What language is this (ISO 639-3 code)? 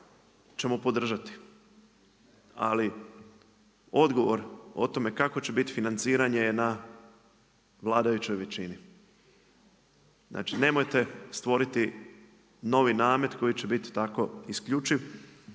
hrv